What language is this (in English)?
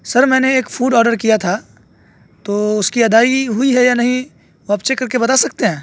Urdu